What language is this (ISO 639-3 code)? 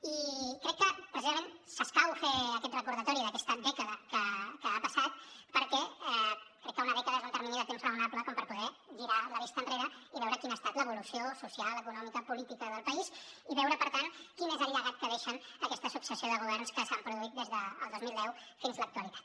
cat